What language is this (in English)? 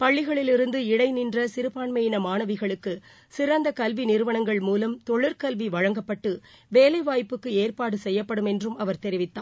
Tamil